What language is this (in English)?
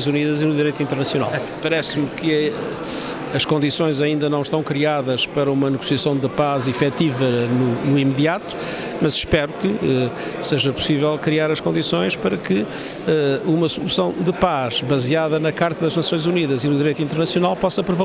Portuguese